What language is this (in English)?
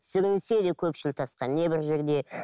Kazakh